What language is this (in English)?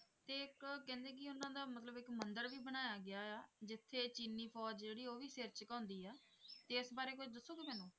Punjabi